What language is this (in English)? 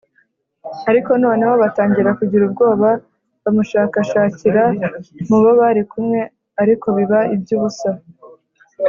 Kinyarwanda